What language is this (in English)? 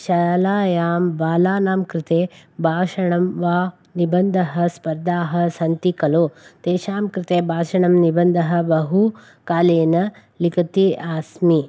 Sanskrit